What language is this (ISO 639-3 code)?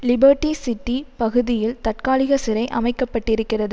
tam